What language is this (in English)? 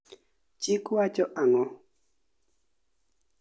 Luo (Kenya and Tanzania)